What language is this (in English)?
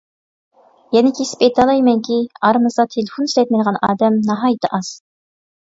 Uyghur